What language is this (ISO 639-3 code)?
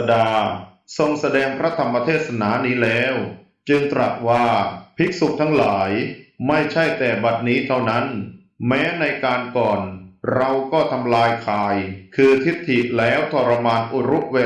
tha